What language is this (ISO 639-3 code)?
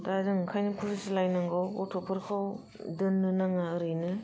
brx